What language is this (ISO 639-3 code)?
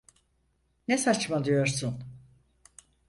tur